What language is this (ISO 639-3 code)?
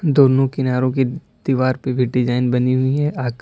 hin